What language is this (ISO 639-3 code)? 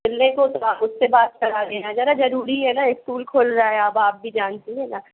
hin